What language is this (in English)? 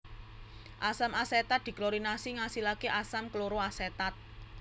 Javanese